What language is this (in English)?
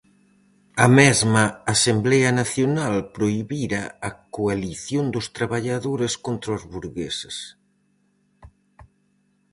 Galician